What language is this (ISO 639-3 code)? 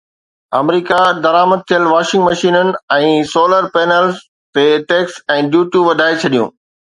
snd